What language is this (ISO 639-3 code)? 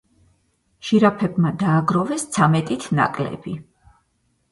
kat